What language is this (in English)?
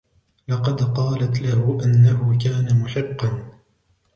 Arabic